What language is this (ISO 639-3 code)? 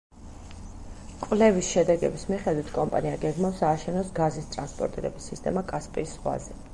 kat